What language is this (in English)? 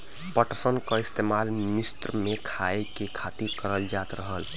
Bhojpuri